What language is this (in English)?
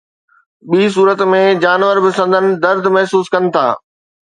Sindhi